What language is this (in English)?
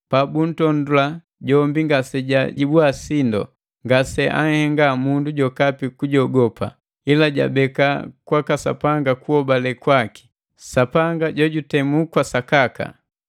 Matengo